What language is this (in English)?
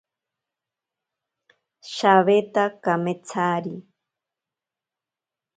Ashéninka Perené